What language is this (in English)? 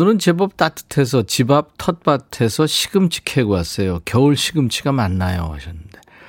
Korean